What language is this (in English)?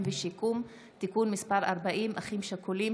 Hebrew